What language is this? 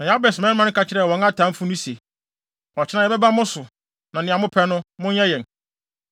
Akan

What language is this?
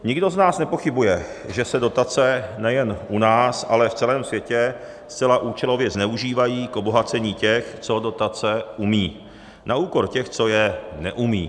Czech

